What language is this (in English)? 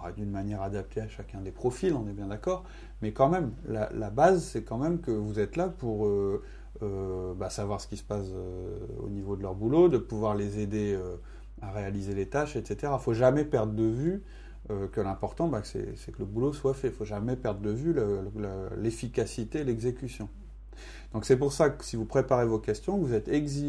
French